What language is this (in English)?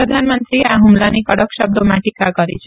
Gujarati